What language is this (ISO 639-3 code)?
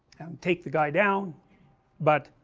eng